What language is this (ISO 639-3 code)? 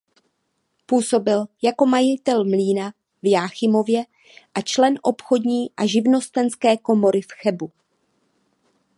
ces